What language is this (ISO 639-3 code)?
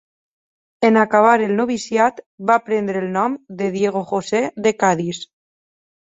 cat